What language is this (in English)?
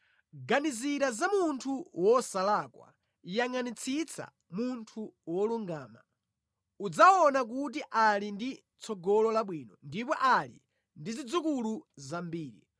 Nyanja